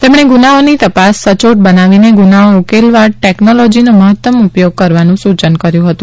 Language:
Gujarati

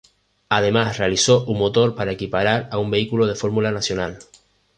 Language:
Spanish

